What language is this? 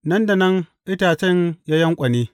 Hausa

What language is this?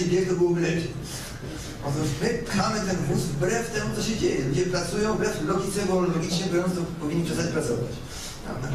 Polish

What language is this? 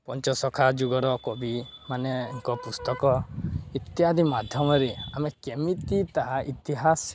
Odia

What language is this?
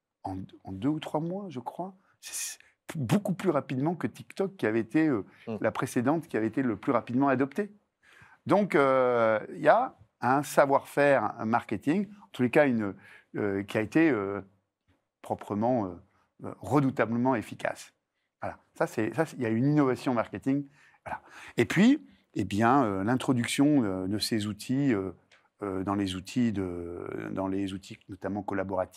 French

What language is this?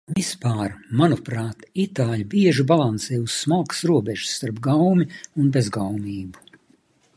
Latvian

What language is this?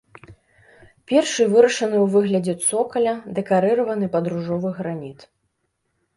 Belarusian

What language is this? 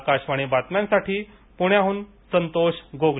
Marathi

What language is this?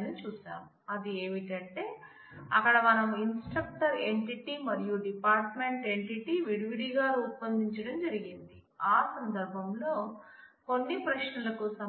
Telugu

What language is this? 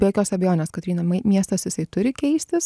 Lithuanian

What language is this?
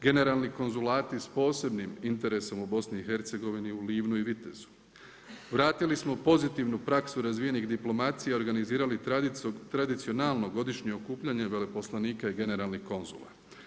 Croatian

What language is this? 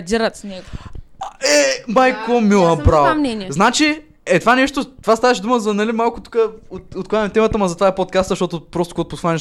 Bulgarian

